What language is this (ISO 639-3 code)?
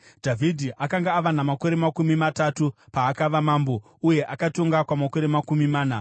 sna